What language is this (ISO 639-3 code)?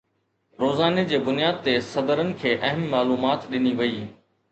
snd